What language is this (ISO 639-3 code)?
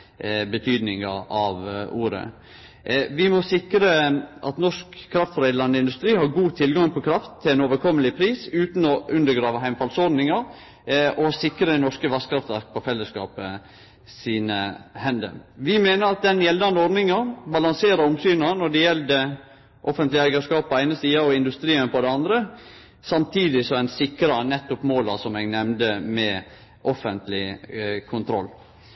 nno